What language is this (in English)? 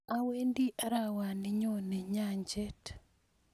Kalenjin